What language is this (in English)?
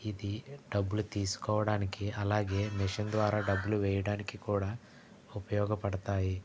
Telugu